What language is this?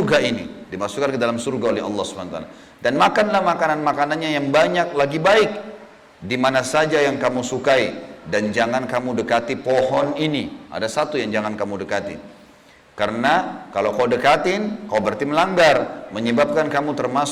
Indonesian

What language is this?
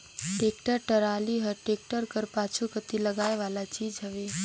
Chhattisgarhi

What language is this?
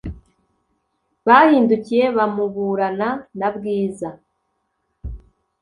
Kinyarwanda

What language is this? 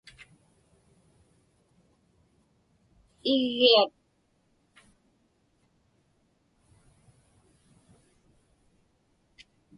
Inupiaq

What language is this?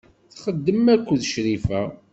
Kabyle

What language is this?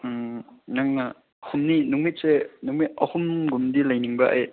Manipuri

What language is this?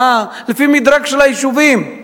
Hebrew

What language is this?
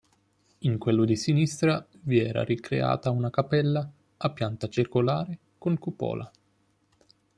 Italian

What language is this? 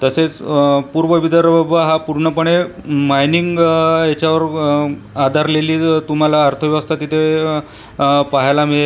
Marathi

